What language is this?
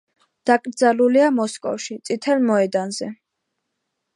Georgian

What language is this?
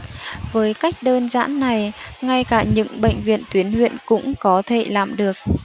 Vietnamese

